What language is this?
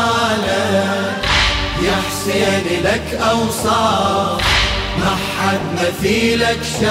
Arabic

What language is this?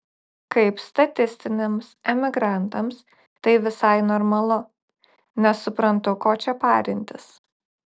Lithuanian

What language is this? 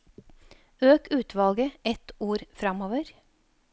Norwegian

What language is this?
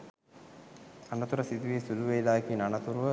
Sinhala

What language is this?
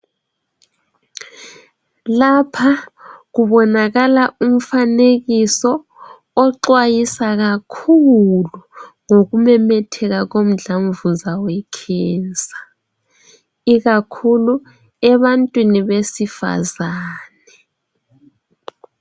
North Ndebele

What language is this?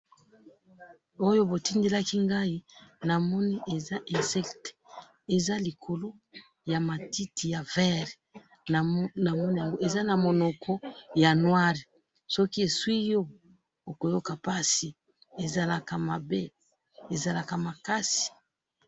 Lingala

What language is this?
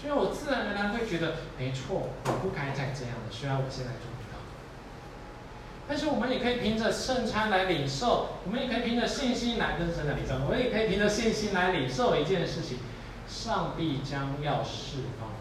Chinese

